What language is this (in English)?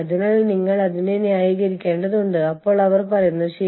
Malayalam